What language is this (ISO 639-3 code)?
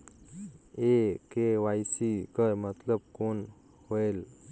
hne